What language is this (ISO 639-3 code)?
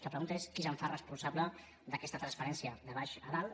cat